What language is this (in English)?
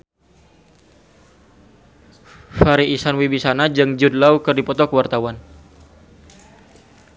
Sundanese